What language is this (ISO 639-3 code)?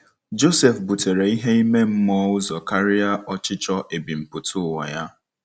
ibo